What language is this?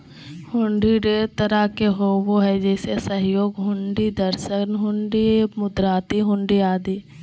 Magahi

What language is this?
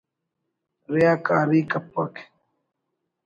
Brahui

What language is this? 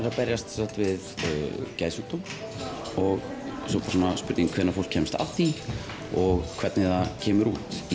Icelandic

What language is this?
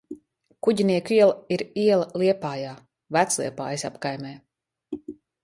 Latvian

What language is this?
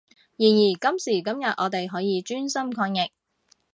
Cantonese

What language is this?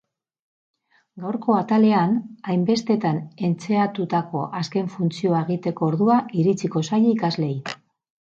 Basque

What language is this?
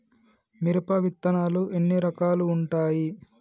Telugu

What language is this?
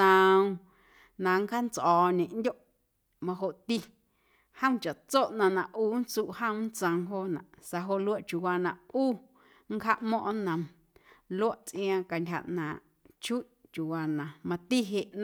Guerrero Amuzgo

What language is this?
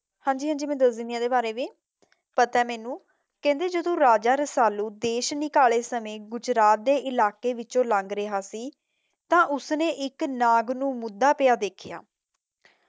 Punjabi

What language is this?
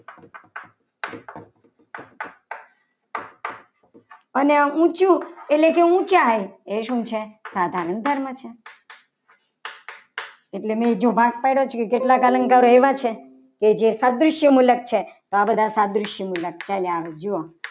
Gujarati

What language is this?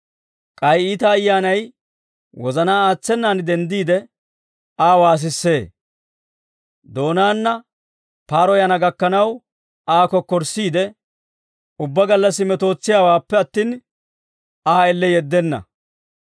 Dawro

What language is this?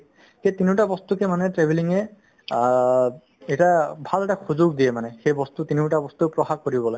Assamese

